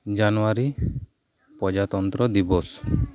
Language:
Santali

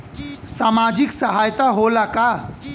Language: Bhojpuri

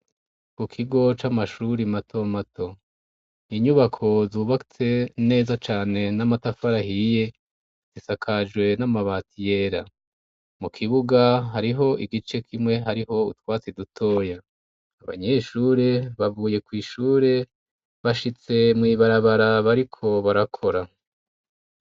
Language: Rundi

